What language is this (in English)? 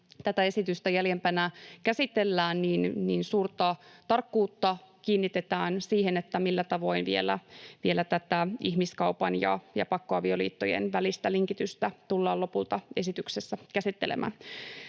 Finnish